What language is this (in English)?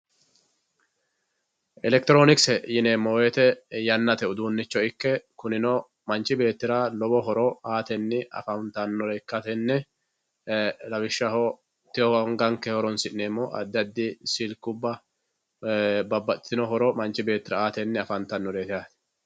Sidamo